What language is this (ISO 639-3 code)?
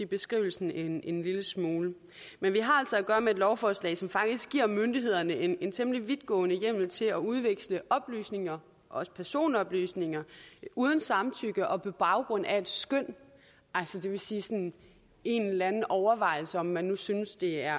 dan